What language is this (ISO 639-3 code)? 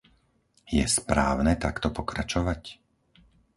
slk